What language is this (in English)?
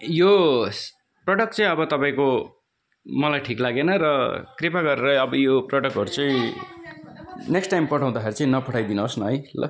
Nepali